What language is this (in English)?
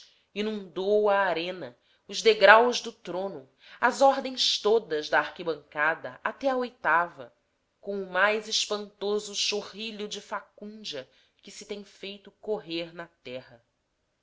Portuguese